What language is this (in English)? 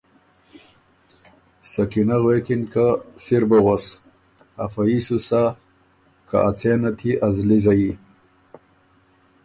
Ormuri